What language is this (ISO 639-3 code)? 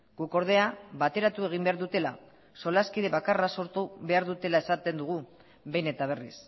eus